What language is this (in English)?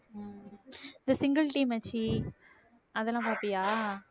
Tamil